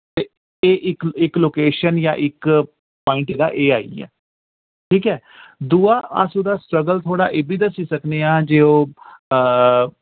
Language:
Dogri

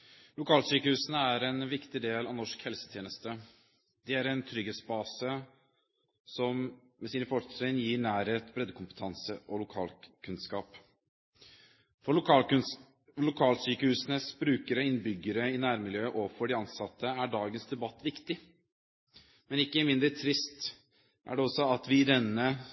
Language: Norwegian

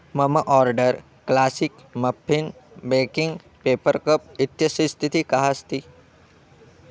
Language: Sanskrit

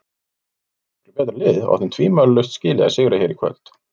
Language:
Icelandic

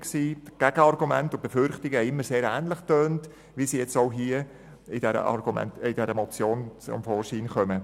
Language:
Swiss German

